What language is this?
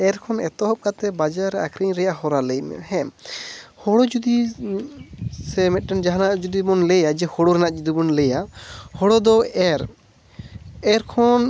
Santali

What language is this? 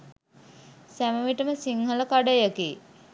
Sinhala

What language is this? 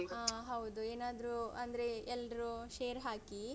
Kannada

